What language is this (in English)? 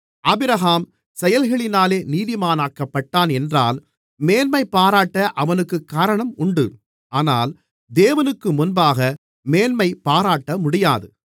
Tamil